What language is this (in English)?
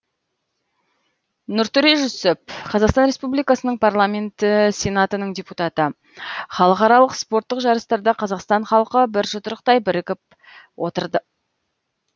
Kazakh